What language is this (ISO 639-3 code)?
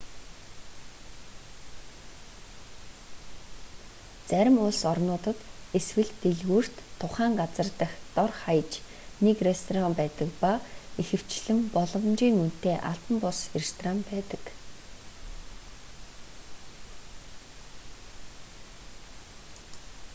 mon